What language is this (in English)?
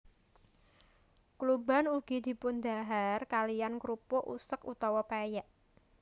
Javanese